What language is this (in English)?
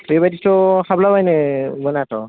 Bodo